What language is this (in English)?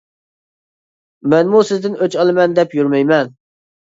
Uyghur